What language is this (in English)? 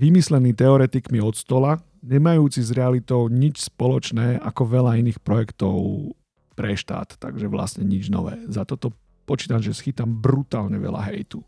Slovak